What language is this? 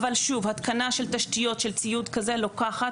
Hebrew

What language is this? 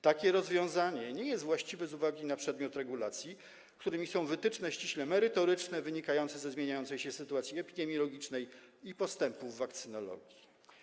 Polish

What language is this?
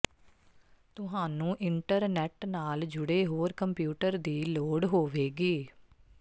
Punjabi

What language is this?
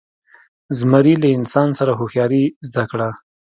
Pashto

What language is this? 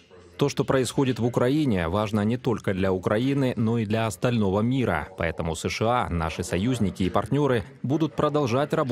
Russian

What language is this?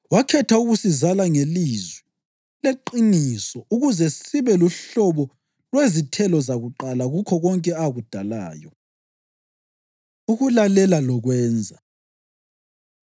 North Ndebele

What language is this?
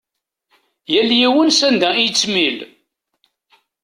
Kabyle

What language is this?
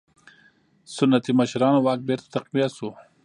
Pashto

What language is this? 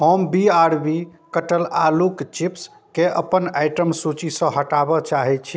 Maithili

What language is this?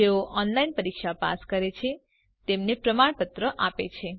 Gujarati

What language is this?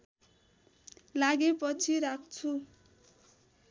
Nepali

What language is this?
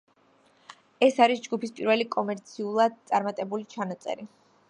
Georgian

